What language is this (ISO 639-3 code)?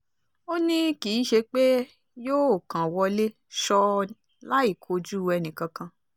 yor